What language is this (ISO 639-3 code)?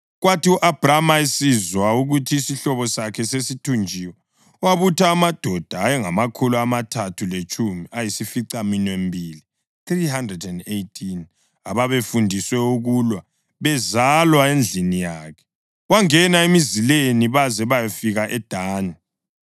nde